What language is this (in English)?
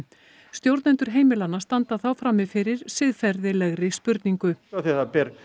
Icelandic